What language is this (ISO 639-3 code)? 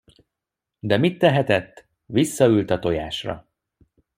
hun